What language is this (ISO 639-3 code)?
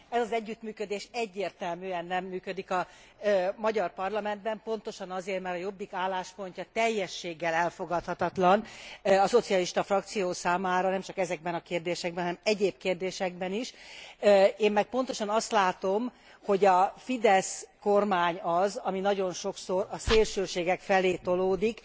hun